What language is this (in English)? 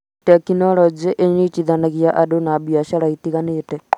Kikuyu